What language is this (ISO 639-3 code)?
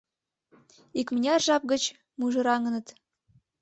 chm